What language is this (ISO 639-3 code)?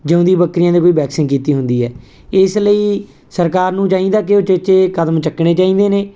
pan